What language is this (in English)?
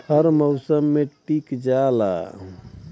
Bhojpuri